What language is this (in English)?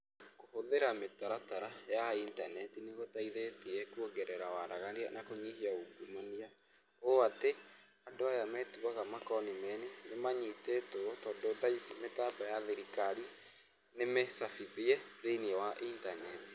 Kikuyu